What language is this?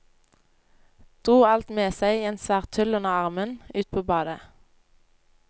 Norwegian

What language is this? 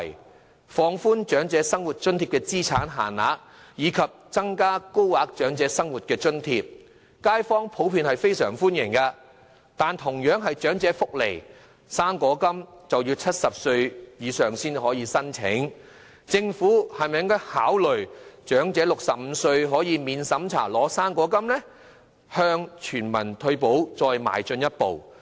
Cantonese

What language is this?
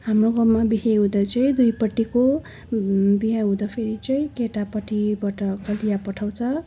Nepali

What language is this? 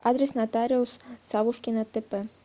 Russian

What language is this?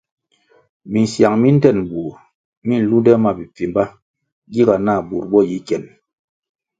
Kwasio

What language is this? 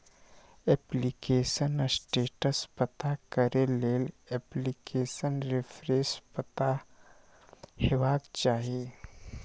Maithili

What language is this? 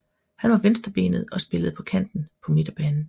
Danish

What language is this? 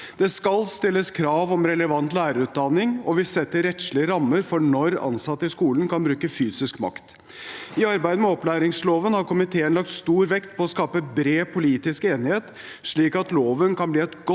Norwegian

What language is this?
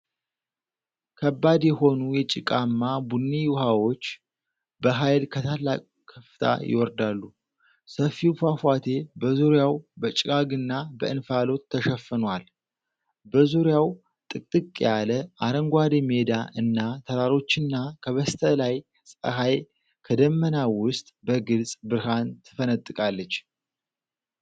Amharic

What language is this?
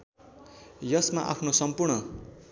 Nepali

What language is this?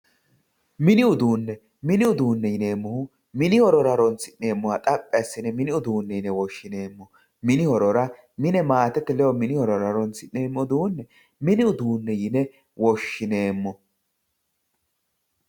Sidamo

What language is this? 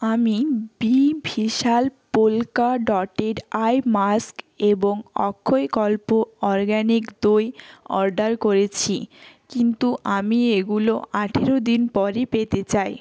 Bangla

